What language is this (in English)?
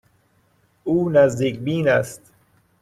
Persian